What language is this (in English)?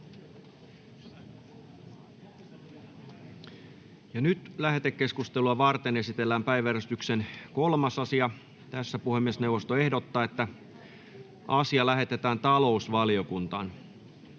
Finnish